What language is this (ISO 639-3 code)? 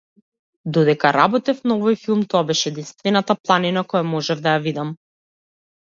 mkd